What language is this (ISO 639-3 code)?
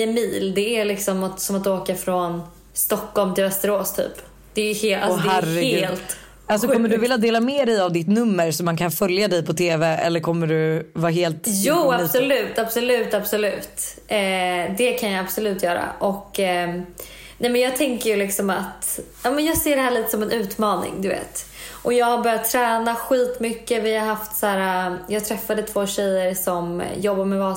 swe